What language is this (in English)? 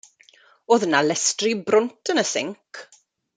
Welsh